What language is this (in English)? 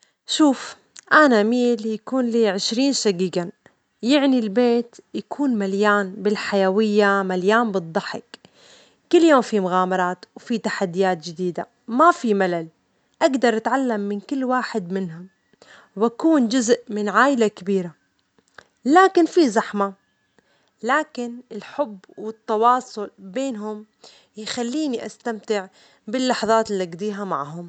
Omani Arabic